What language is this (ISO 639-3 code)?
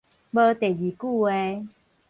nan